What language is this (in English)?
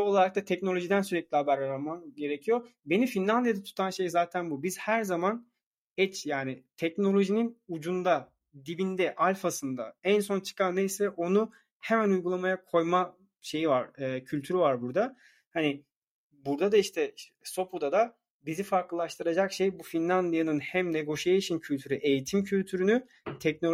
Turkish